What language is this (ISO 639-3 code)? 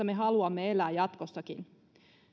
fin